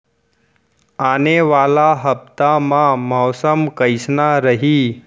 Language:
Chhattisgarhi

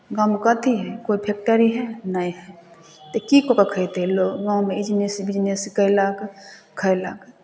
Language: Maithili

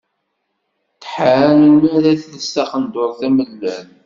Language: Kabyle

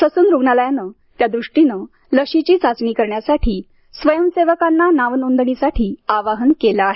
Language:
Marathi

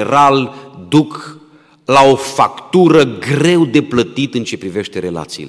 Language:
Romanian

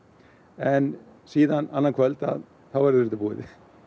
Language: Icelandic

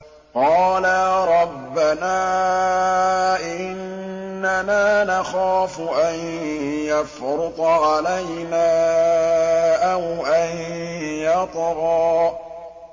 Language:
Arabic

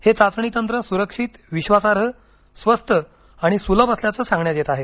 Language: Marathi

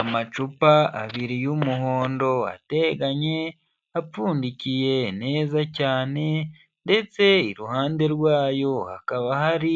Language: Kinyarwanda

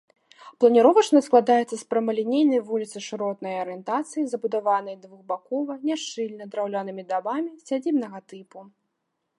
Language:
Belarusian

